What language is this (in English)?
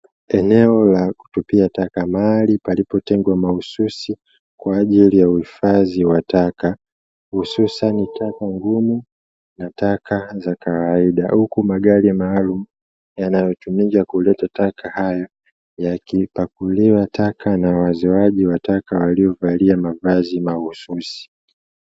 Swahili